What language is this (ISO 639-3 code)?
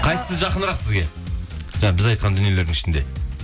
kaz